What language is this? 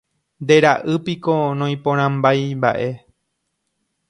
Guarani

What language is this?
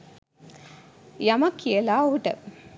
Sinhala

